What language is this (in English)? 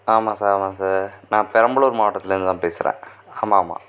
Tamil